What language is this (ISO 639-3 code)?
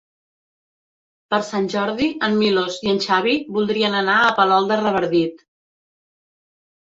cat